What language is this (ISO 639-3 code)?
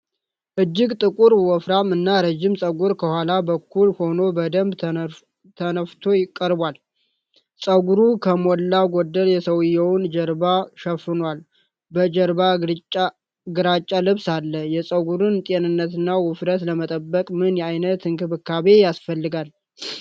amh